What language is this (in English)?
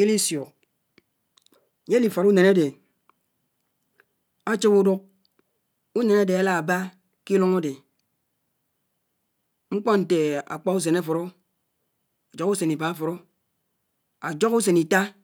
Anaang